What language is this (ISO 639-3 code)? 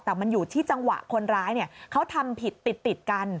tha